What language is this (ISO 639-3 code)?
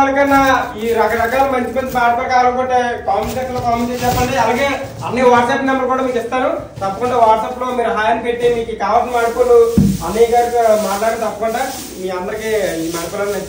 tel